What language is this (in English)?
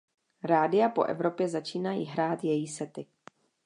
Czech